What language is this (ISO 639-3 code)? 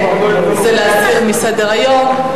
heb